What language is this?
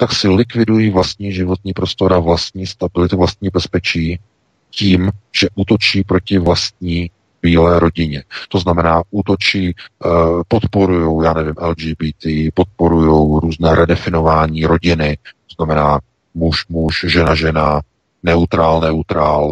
Czech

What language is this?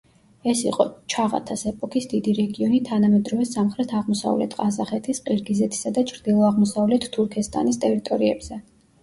Georgian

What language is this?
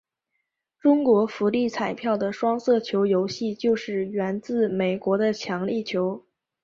Chinese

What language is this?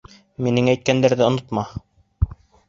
Bashkir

